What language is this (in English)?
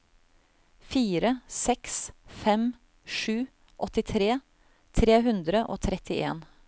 Norwegian